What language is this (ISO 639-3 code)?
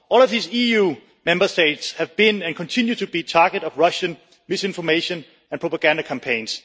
eng